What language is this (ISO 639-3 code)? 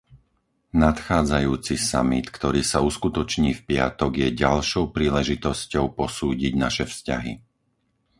slk